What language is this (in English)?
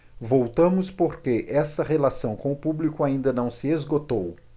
Portuguese